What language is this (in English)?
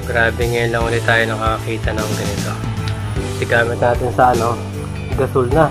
Filipino